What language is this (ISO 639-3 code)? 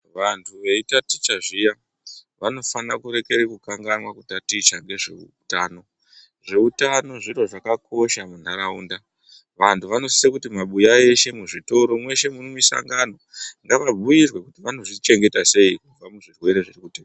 ndc